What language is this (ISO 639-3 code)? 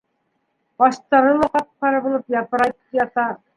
bak